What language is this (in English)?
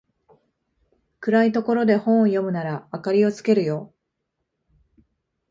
Japanese